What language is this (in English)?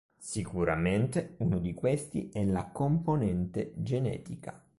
Italian